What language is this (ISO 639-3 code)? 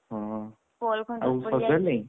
ori